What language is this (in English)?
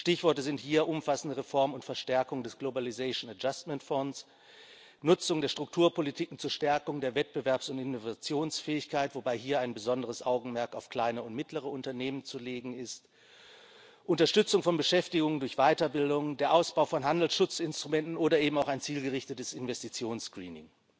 German